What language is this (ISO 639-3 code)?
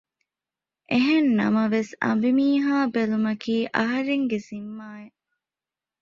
div